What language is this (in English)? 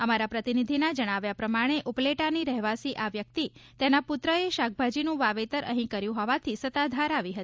Gujarati